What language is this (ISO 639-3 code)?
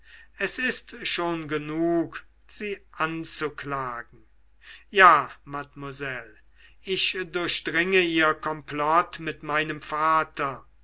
deu